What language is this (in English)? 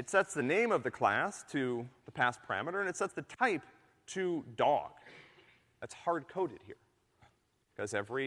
English